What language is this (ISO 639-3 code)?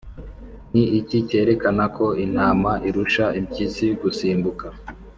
kin